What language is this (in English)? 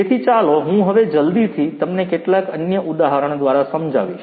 Gujarati